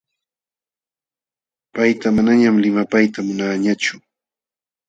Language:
Jauja Wanca Quechua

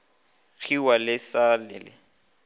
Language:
Northern Sotho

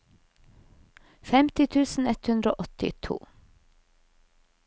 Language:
Norwegian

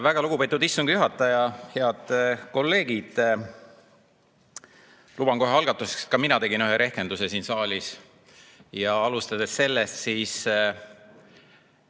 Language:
Estonian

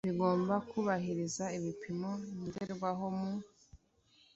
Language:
Kinyarwanda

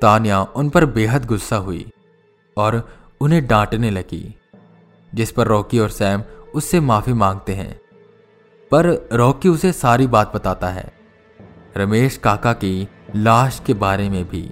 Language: Hindi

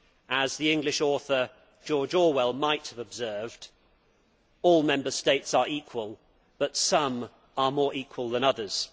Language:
English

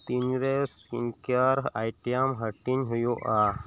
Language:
Santali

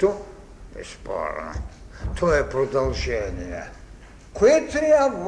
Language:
Bulgarian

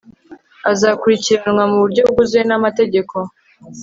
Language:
Kinyarwanda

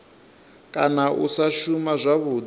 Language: Venda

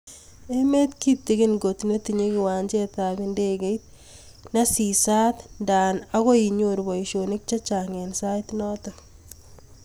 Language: Kalenjin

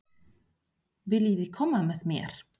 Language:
Icelandic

